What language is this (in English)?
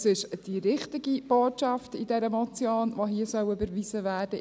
Swiss German